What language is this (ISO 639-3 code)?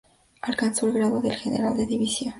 spa